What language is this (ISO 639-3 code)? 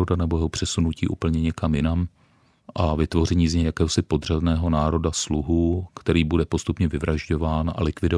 ces